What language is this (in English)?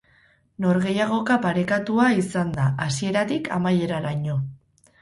Basque